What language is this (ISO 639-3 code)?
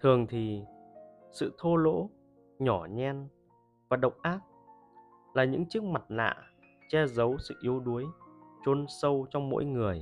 vie